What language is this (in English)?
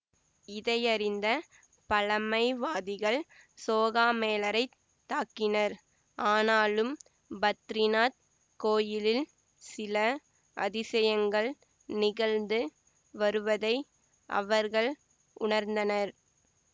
Tamil